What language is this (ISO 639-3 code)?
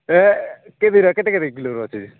ori